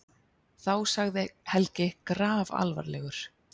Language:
Icelandic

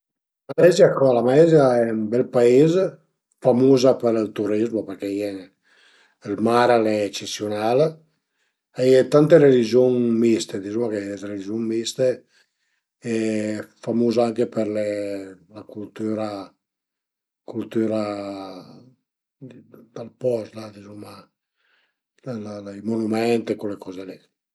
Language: Piedmontese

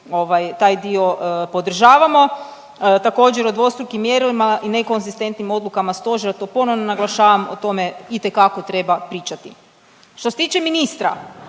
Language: Croatian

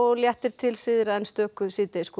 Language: Icelandic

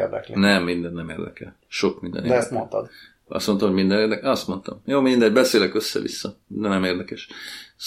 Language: Hungarian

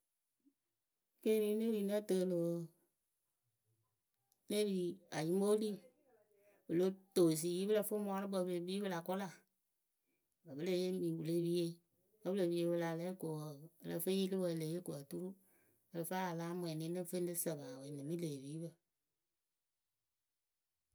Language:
Akebu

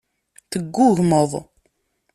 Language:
Kabyle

